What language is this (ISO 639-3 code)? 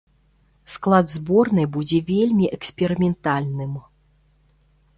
bel